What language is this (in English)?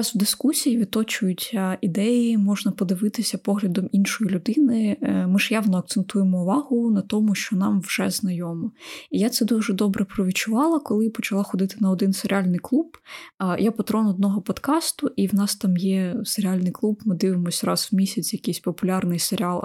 Ukrainian